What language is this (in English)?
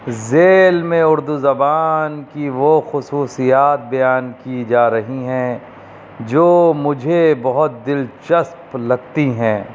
Urdu